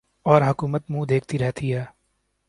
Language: Urdu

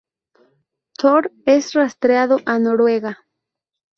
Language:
Spanish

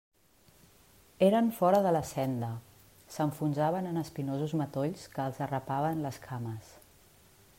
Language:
Catalan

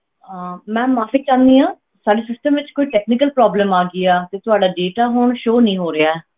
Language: Punjabi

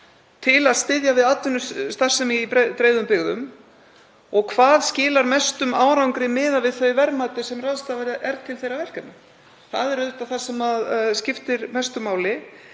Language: Icelandic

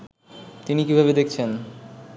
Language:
Bangla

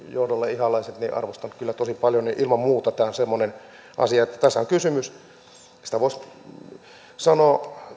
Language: Finnish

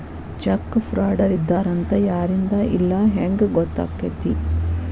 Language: Kannada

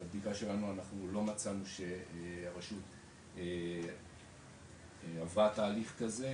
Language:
Hebrew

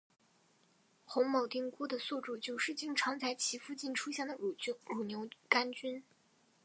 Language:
Chinese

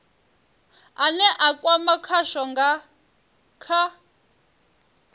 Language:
Venda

